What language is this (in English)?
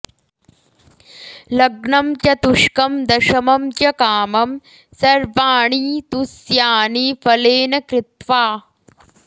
Sanskrit